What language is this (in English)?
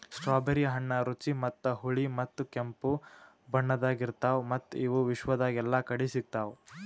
Kannada